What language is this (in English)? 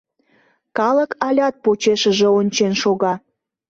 Mari